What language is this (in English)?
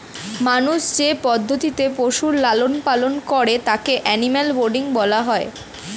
Bangla